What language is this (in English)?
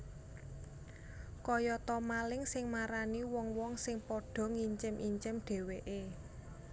Javanese